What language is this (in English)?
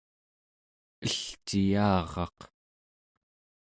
Central Yupik